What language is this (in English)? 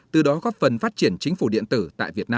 Vietnamese